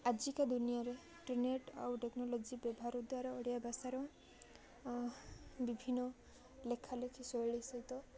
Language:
Odia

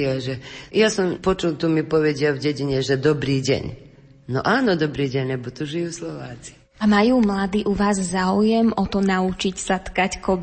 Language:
Slovak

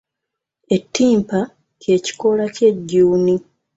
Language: Ganda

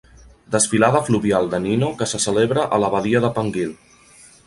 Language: Catalan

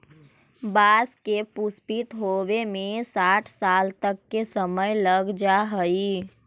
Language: Magahi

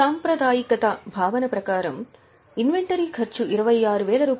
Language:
Telugu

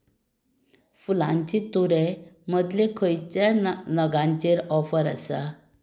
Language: Konkani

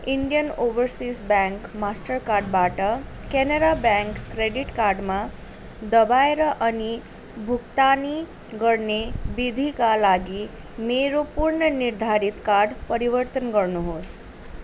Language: Nepali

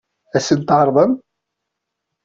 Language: Kabyle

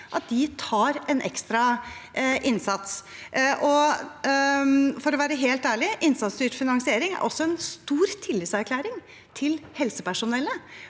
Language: Norwegian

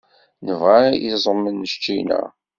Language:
Kabyle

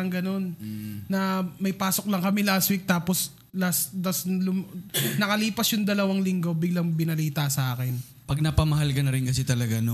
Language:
Filipino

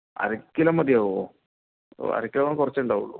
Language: Malayalam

